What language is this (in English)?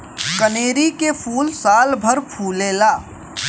Bhojpuri